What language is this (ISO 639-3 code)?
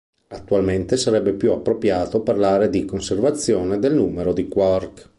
ita